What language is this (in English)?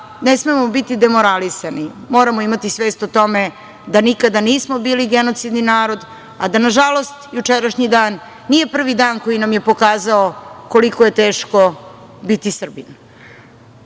Serbian